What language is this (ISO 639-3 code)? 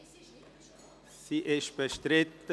gsw